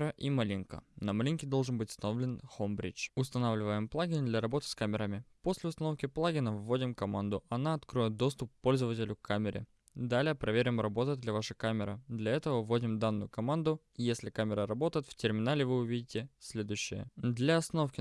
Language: Russian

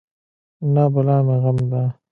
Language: Pashto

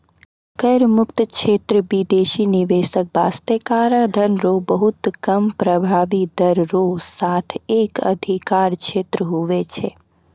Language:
Maithili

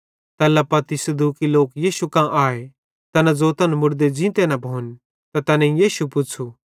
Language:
Bhadrawahi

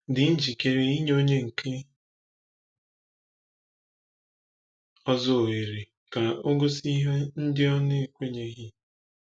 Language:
Igbo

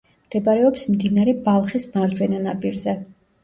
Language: Georgian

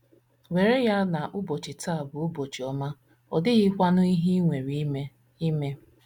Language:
Igbo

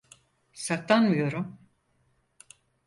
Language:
Turkish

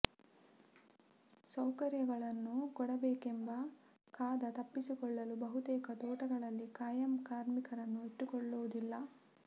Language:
Kannada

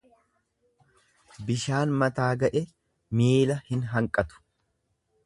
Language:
Oromo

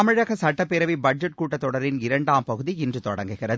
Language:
Tamil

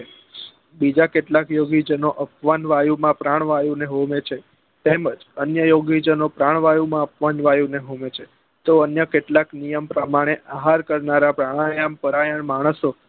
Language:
Gujarati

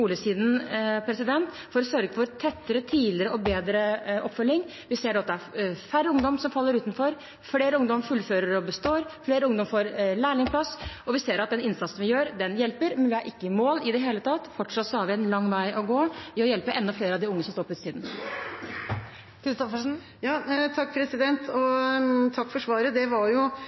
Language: Norwegian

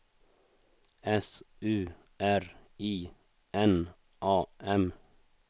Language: Swedish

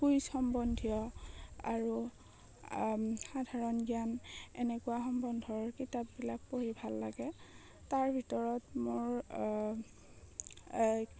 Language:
Assamese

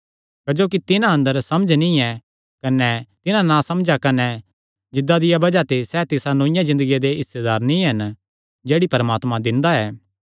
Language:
Kangri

